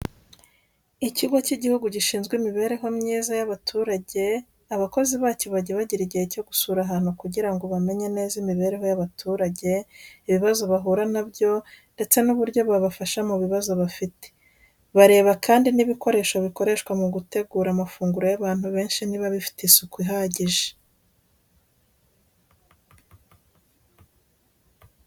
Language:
Kinyarwanda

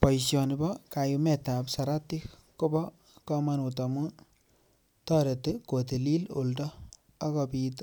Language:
Kalenjin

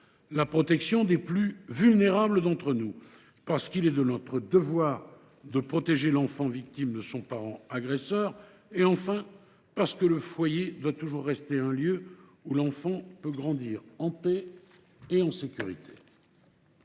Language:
French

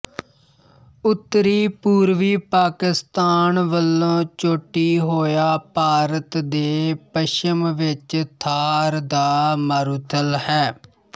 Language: Punjabi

